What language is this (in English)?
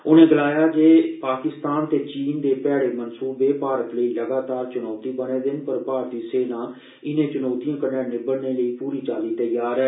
Dogri